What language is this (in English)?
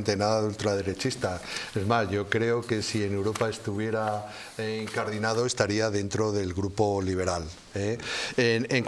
Spanish